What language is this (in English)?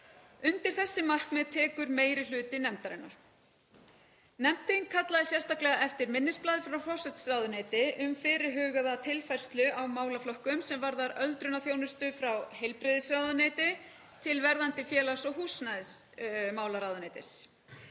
Icelandic